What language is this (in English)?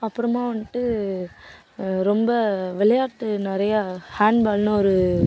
Tamil